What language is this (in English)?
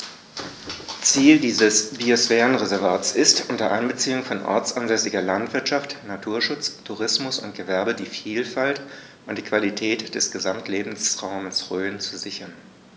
German